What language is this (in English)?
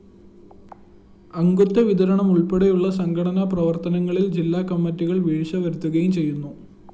Malayalam